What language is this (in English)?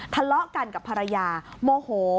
Thai